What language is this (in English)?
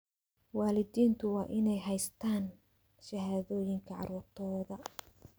Somali